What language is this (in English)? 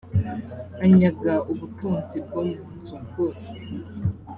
Kinyarwanda